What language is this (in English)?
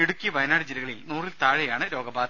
Malayalam